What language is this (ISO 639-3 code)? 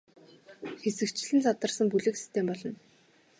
mon